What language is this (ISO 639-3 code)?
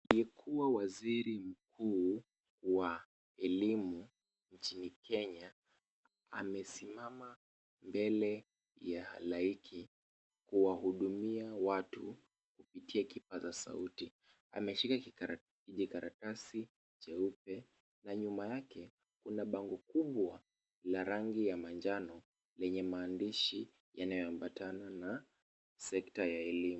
swa